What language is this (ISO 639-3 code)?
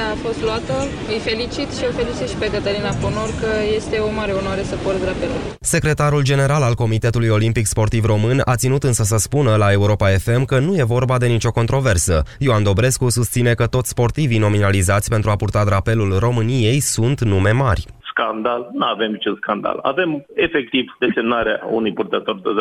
ron